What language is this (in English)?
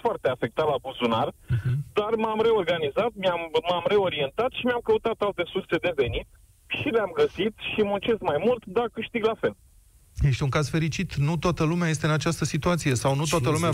Romanian